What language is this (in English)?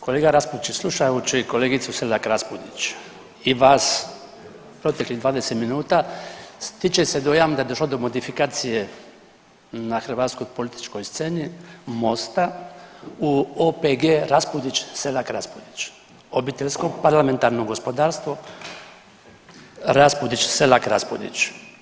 Croatian